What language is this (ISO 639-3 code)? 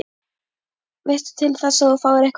isl